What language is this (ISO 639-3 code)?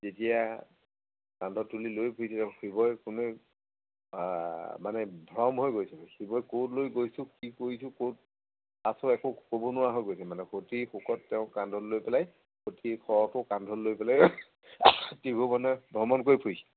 asm